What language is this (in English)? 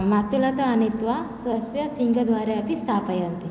Sanskrit